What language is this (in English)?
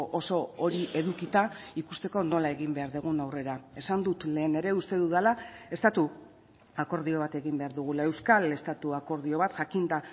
Basque